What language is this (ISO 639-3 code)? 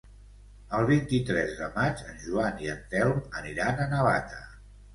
cat